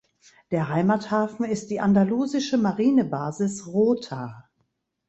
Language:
German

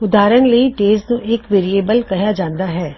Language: Punjabi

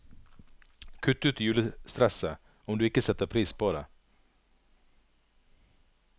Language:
Norwegian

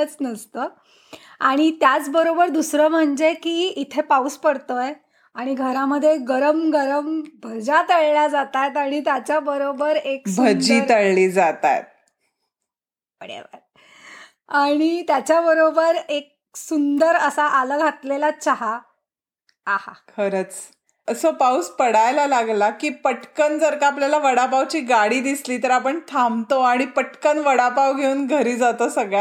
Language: Marathi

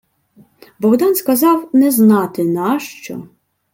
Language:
Ukrainian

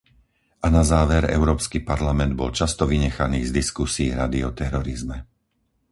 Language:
Slovak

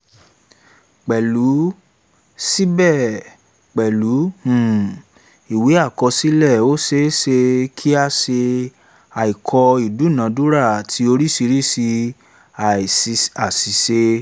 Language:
Yoruba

